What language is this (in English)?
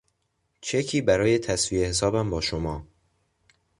Persian